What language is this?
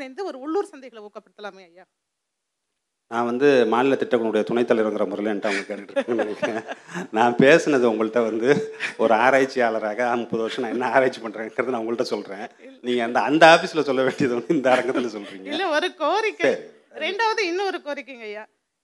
Tamil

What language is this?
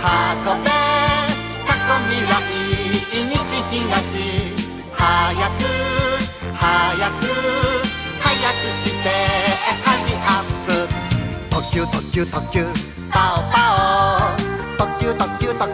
Korean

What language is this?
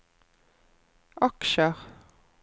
Norwegian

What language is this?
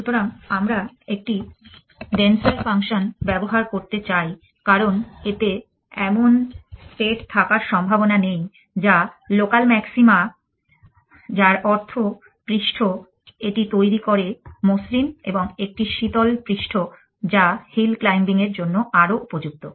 Bangla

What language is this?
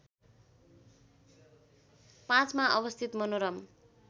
Nepali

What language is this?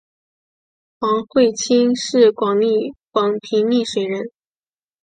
Chinese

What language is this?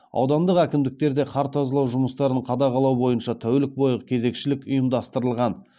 Kazakh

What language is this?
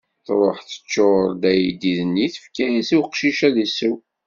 Kabyle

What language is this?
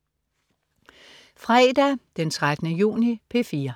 Danish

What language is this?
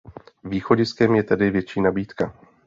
Czech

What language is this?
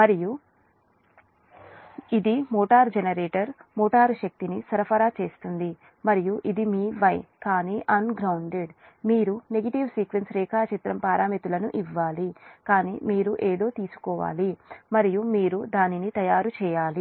Telugu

